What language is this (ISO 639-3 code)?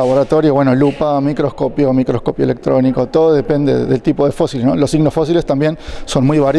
spa